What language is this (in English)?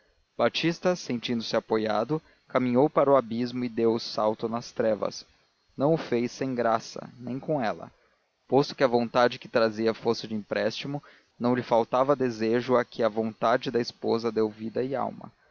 Portuguese